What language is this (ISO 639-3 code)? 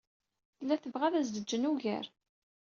kab